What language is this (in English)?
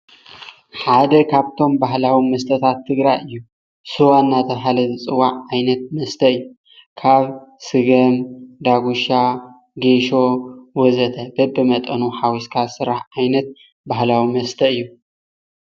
Tigrinya